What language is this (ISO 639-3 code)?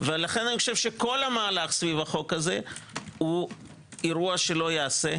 heb